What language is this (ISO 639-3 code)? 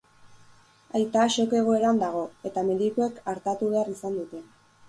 eus